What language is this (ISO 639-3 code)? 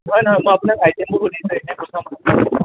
asm